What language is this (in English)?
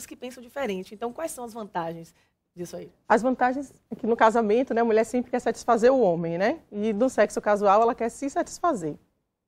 Portuguese